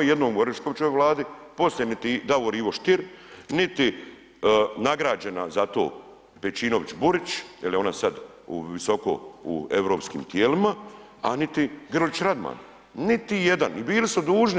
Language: Croatian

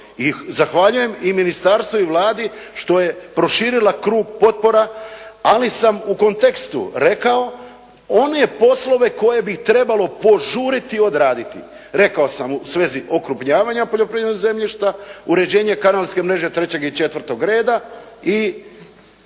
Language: Croatian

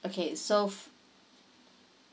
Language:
English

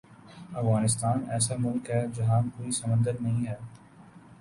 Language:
Urdu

